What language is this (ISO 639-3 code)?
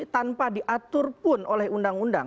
ind